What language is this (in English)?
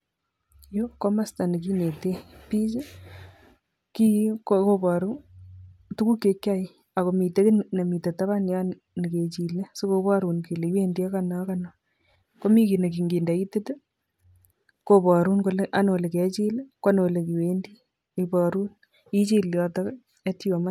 Kalenjin